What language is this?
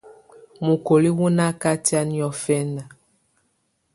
Tunen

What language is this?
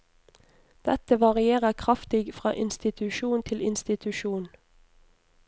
Norwegian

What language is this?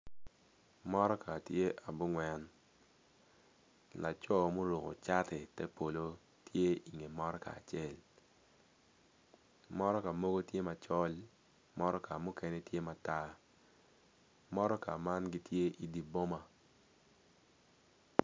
Acoli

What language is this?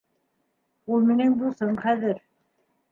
Bashkir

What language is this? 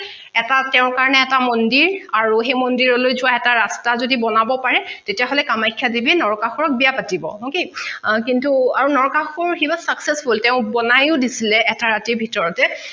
Assamese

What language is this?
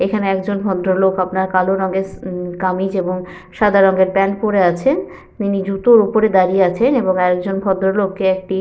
Bangla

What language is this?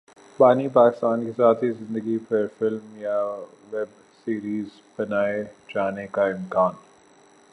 Urdu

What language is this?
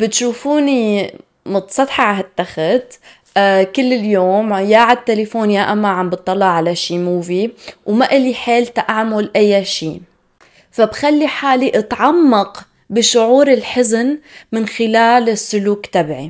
Arabic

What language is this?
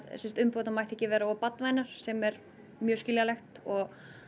Icelandic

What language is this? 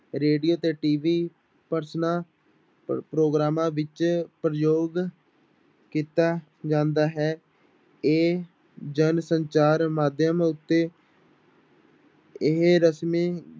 Punjabi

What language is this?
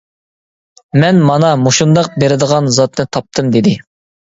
Uyghur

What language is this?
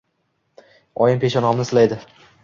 Uzbek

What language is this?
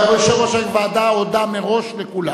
Hebrew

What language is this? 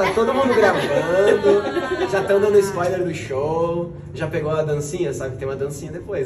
Portuguese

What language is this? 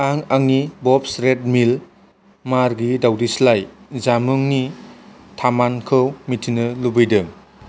Bodo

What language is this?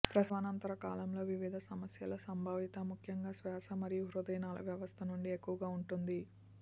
Telugu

